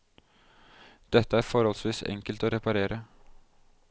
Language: Norwegian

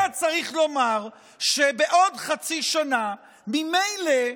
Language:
Hebrew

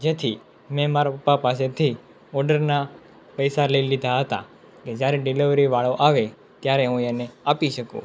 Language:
Gujarati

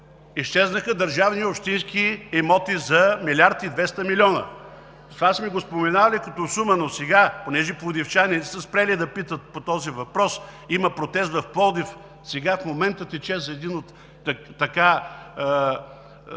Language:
Bulgarian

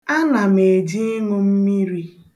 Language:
Igbo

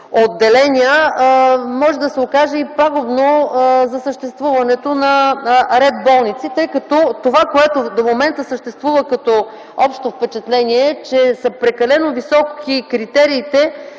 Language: Bulgarian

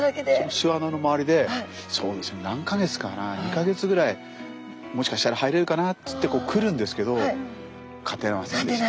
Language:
Japanese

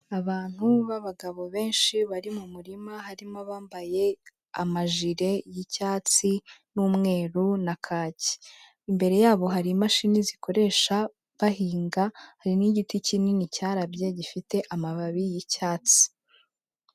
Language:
Kinyarwanda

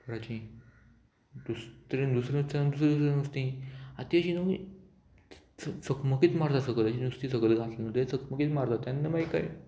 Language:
Konkani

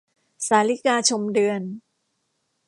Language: Thai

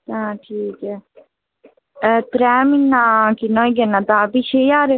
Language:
Dogri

